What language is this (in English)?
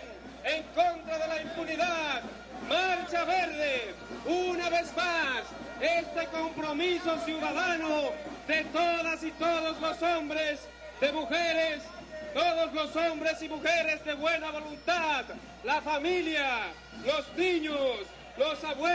Spanish